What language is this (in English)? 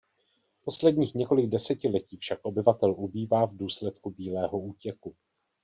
Czech